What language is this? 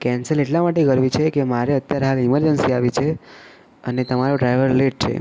Gujarati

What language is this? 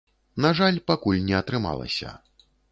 Belarusian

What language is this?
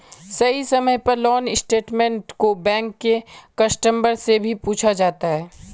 Magahi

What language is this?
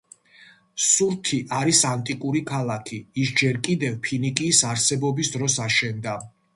Georgian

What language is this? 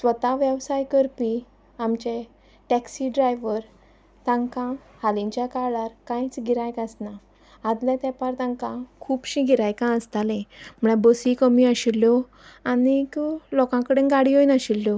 Konkani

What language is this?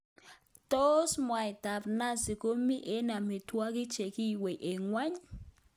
Kalenjin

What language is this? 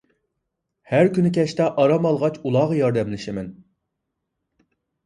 Uyghur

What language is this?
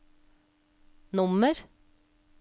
Norwegian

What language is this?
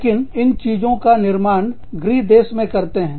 Hindi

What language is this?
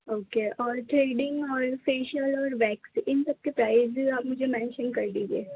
Urdu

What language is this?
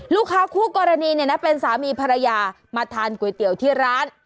Thai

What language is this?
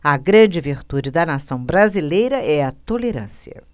Portuguese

